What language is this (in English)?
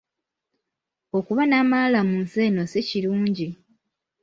Ganda